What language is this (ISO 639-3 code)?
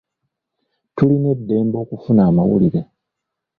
lug